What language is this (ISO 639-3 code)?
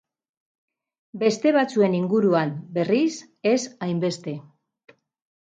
eus